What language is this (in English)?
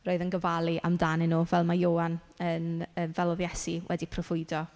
Welsh